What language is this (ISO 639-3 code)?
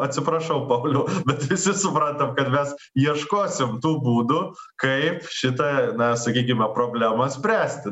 lit